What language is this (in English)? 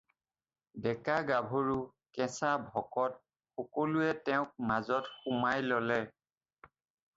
Assamese